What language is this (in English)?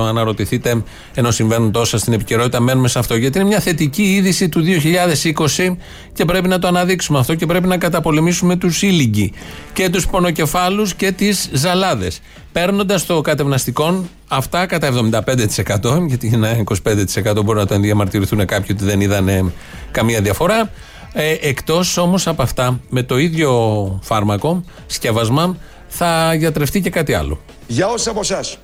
Greek